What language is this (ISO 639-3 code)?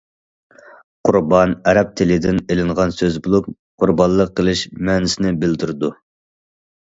uig